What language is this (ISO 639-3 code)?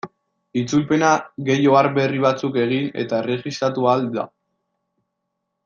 eus